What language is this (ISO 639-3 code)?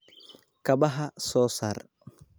som